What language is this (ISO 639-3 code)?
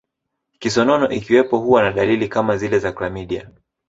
swa